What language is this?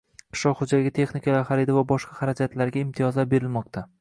Uzbek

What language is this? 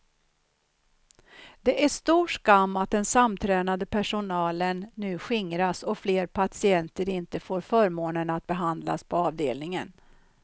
Swedish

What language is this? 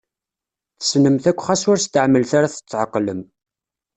Kabyle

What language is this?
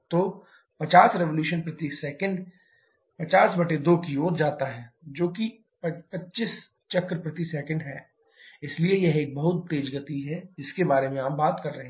Hindi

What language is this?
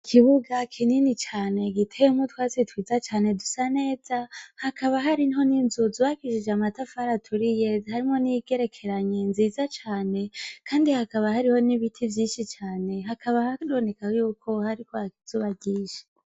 Rundi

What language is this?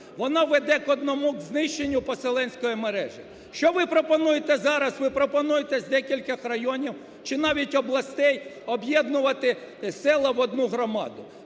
Ukrainian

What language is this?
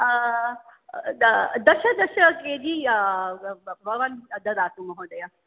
Sanskrit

